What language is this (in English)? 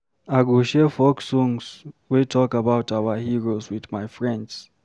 Nigerian Pidgin